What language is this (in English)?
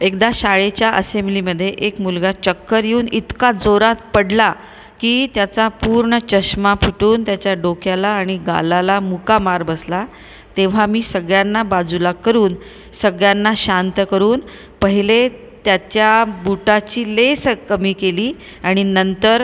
Marathi